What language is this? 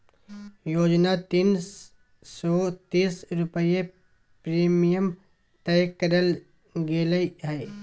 Magahi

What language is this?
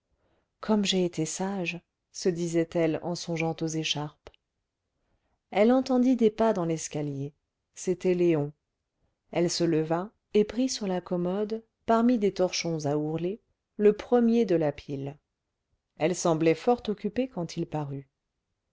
French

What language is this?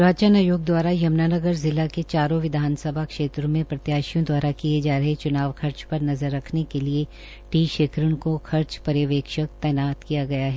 Hindi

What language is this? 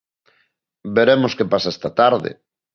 Galician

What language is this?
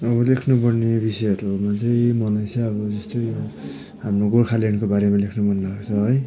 Nepali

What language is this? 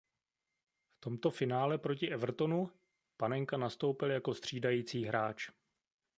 Czech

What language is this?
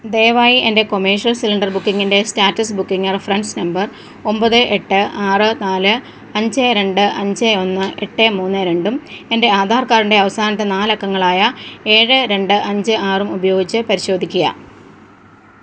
Malayalam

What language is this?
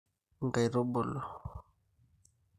Masai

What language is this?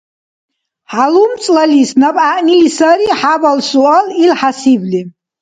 Dargwa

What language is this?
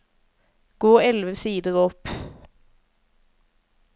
Norwegian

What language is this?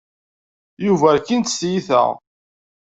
Kabyle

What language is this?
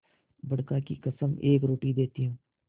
Hindi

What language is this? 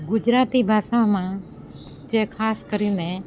Gujarati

